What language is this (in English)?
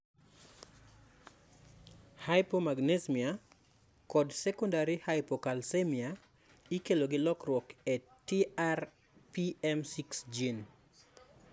Luo (Kenya and Tanzania)